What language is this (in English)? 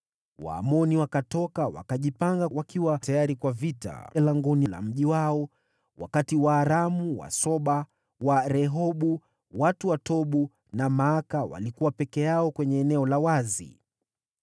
Swahili